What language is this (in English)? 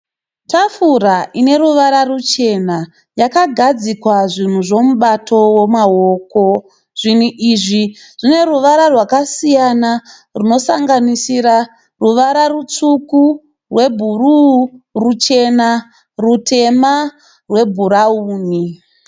Shona